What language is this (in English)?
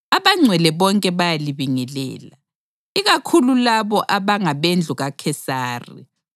North Ndebele